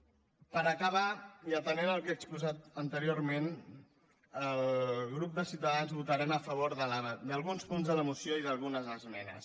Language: Catalan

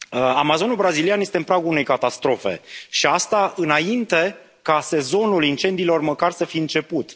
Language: Romanian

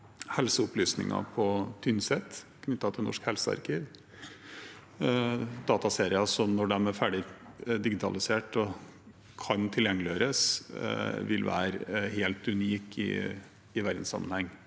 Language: Norwegian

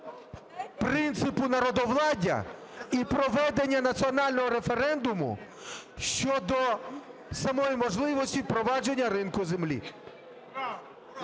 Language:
Ukrainian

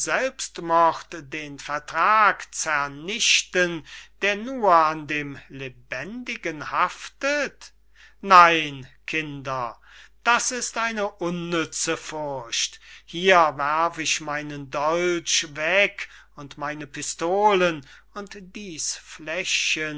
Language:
German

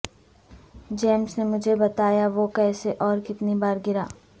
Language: Urdu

